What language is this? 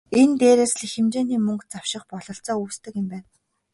Mongolian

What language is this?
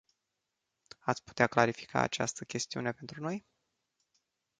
Romanian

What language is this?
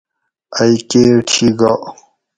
Gawri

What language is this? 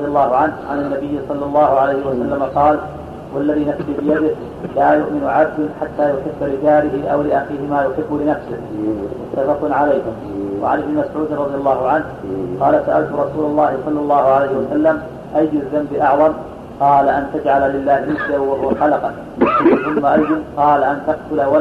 Arabic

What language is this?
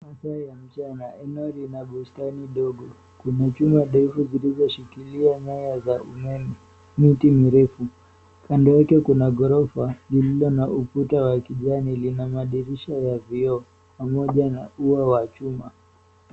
Swahili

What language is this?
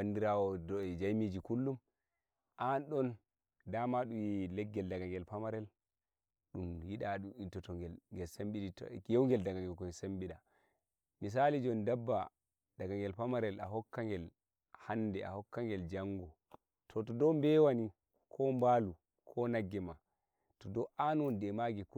Nigerian Fulfulde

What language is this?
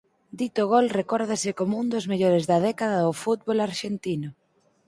Galician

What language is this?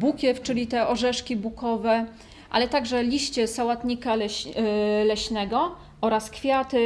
Polish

